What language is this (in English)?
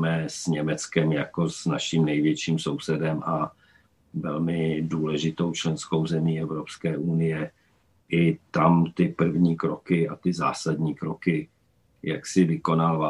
Czech